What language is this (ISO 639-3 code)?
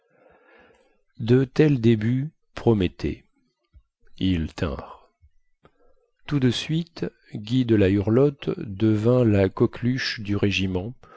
fra